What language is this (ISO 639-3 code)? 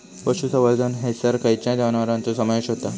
mar